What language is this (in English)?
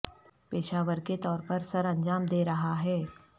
Urdu